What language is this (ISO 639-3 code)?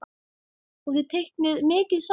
isl